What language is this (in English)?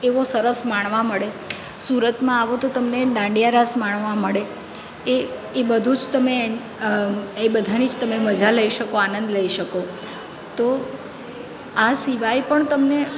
Gujarati